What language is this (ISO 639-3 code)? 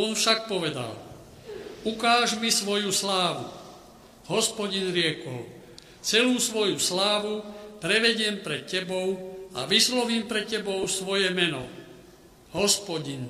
slk